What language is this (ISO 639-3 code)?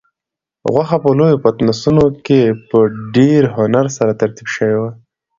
pus